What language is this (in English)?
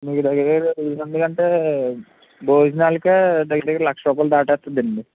Telugu